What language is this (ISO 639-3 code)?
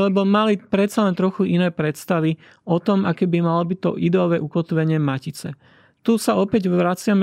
slk